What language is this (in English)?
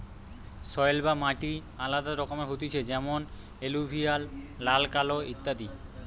Bangla